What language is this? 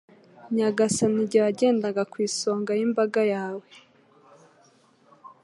Kinyarwanda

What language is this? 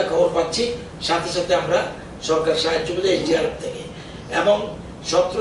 Romanian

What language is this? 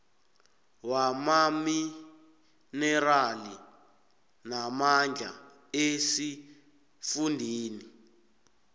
South Ndebele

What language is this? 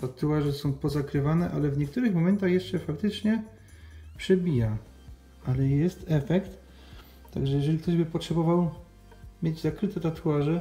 Polish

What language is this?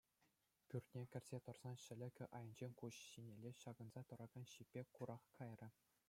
Chuvash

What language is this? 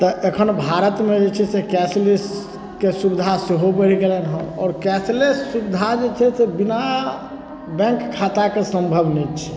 Maithili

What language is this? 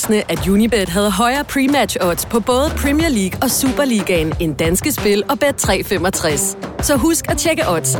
Danish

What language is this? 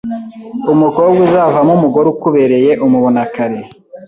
Kinyarwanda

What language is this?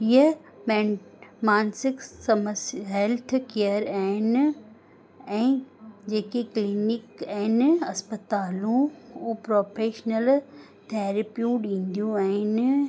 Sindhi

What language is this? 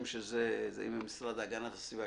Hebrew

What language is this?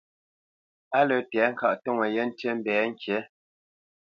Bamenyam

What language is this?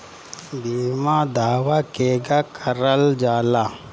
Bhojpuri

